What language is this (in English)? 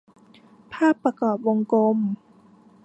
Thai